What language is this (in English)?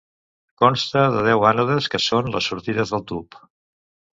Catalan